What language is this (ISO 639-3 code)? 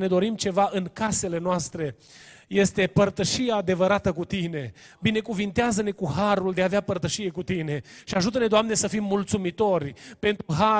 ron